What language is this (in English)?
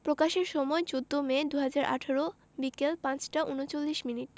Bangla